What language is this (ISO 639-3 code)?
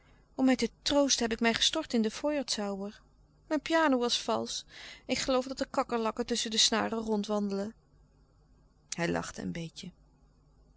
nld